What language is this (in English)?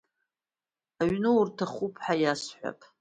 Abkhazian